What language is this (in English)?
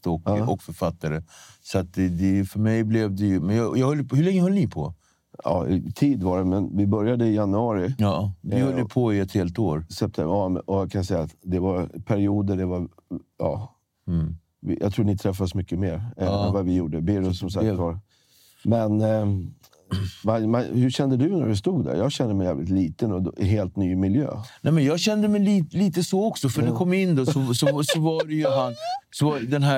Swedish